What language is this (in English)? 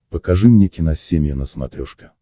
Russian